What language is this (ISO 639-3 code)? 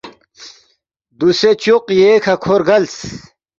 bft